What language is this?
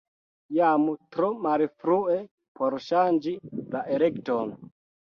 Esperanto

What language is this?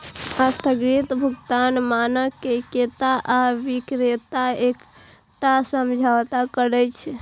Maithili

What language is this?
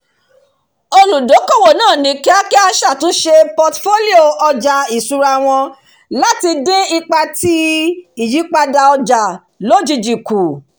Yoruba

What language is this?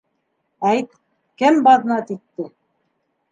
Bashkir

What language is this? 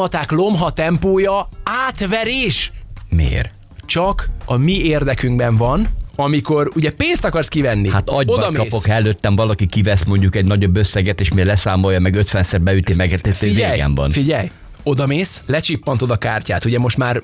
Hungarian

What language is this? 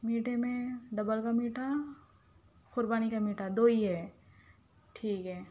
Urdu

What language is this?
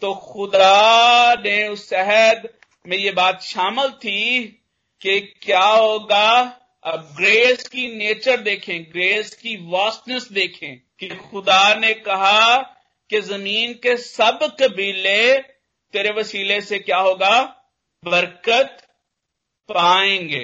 Hindi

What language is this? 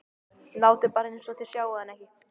Icelandic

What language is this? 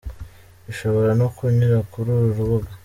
Kinyarwanda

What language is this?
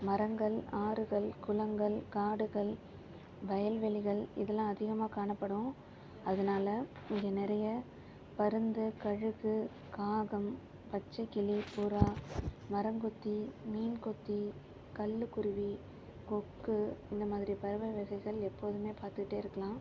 Tamil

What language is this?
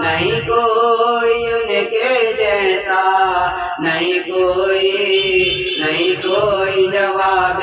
Hindi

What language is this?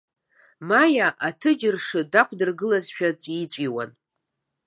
Abkhazian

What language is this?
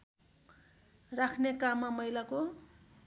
Nepali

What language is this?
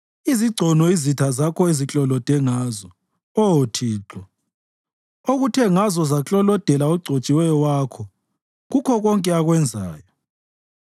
North Ndebele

